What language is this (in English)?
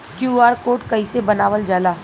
Bhojpuri